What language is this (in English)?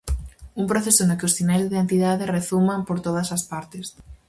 Galician